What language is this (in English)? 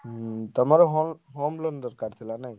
Odia